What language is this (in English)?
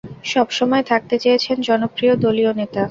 Bangla